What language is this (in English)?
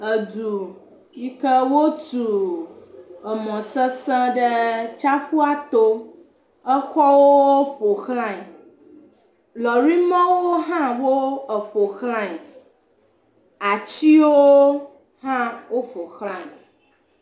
Ewe